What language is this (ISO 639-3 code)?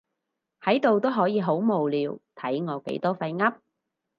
yue